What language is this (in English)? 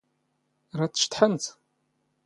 Standard Moroccan Tamazight